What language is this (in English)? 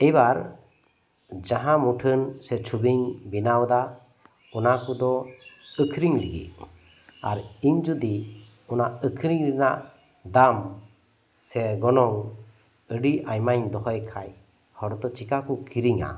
Santali